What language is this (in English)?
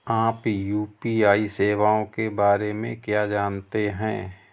Hindi